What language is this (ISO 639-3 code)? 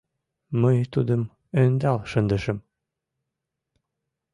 chm